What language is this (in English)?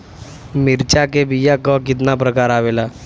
Bhojpuri